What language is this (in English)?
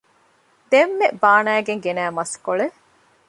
Divehi